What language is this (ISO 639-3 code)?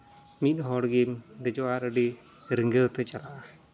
sat